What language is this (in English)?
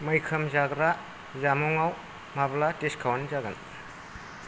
Bodo